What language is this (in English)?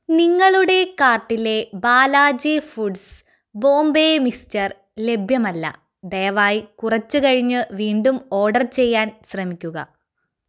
Malayalam